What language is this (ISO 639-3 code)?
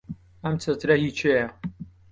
ckb